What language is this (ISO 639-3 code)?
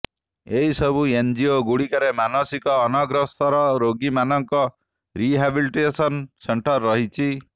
ori